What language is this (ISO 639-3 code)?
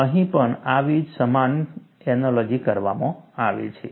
guj